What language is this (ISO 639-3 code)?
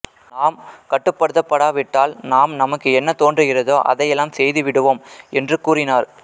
tam